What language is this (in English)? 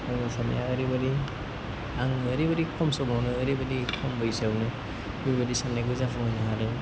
Bodo